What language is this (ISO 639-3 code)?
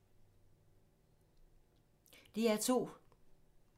dan